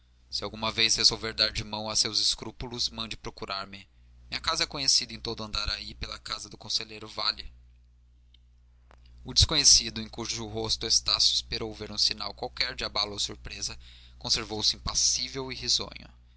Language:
Portuguese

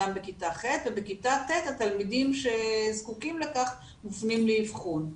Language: Hebrew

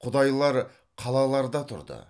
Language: Kazakh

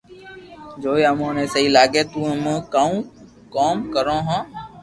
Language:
Loarki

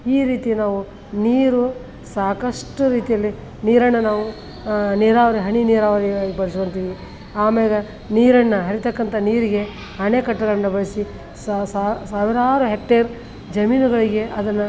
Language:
Kannada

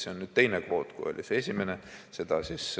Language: Estonian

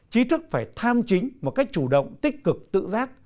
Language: Vietnamese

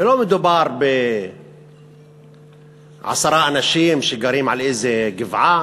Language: Hebrew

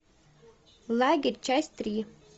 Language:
Russian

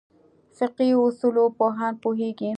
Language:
Pashto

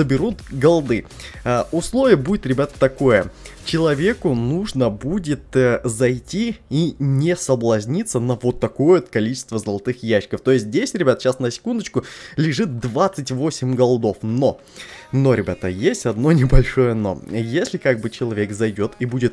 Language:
Russian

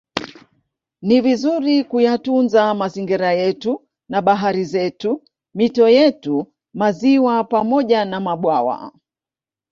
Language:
Swahili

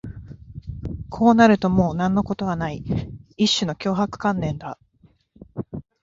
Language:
Japanese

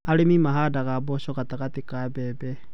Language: Kikuyu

